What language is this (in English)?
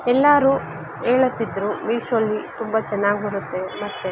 Kannada